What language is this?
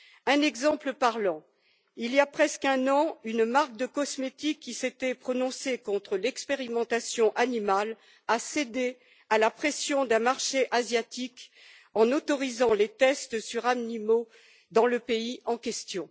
French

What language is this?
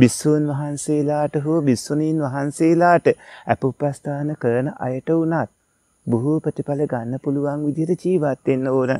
Thai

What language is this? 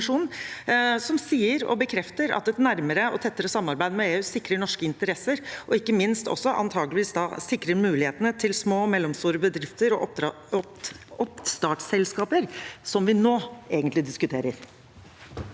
Norwegian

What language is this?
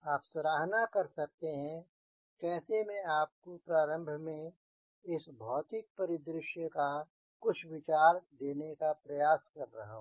Hindi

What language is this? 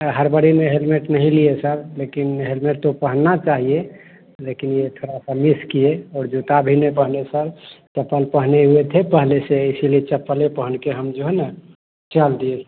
Hindi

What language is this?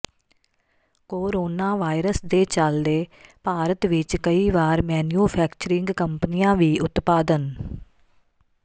Punjabi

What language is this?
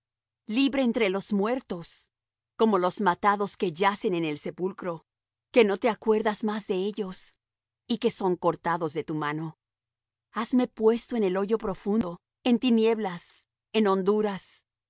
Spanish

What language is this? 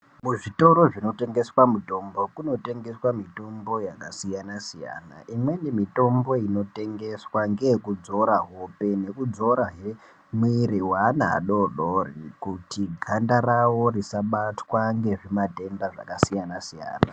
Ndau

